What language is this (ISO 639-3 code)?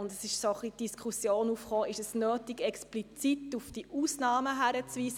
gsw